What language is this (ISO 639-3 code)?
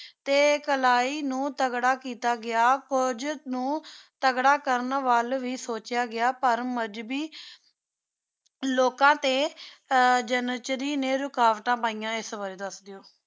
pan